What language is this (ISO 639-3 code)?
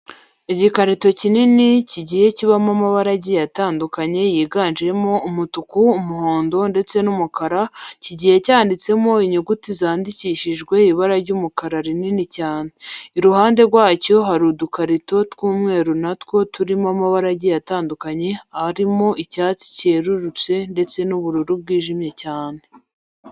kin